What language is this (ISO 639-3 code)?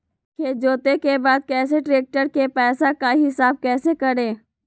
mag